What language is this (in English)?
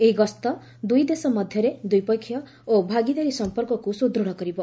Odia